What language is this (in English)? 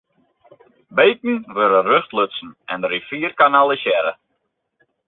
Western Frisian